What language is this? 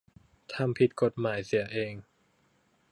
Thai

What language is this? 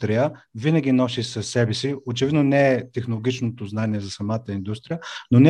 Bulgarian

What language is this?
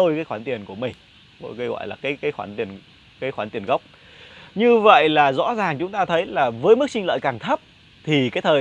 Vietnamese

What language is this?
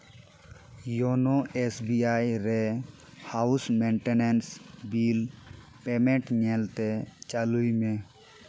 Santali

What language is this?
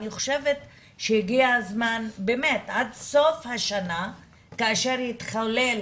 Hebrew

